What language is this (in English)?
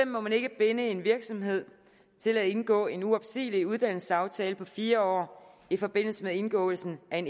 Danish